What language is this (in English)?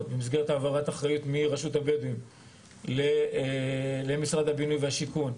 Hebrew